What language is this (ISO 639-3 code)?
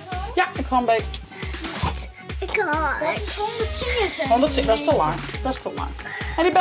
nld